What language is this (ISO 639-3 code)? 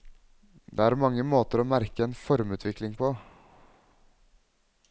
nor